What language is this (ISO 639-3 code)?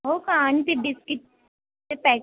mar